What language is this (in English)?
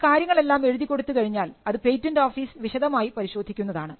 Malayalam